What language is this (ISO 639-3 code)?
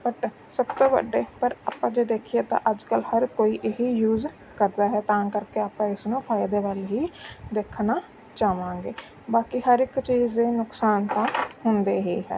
pan